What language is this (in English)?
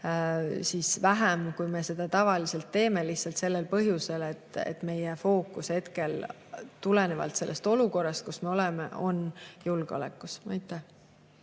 Estonian